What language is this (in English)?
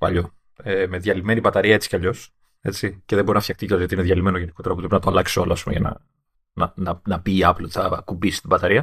Greek